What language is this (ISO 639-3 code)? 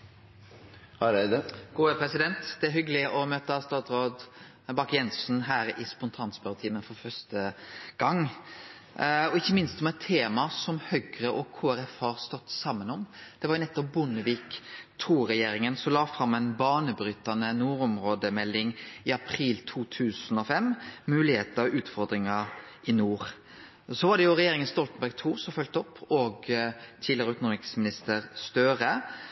nno